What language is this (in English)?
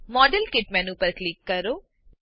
Gujarati